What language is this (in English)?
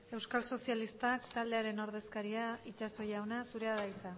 Basque